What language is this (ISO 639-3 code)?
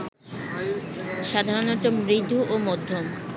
ben